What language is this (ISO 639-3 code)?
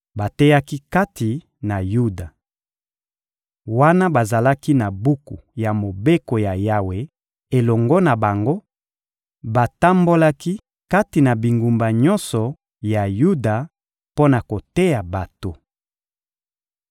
lin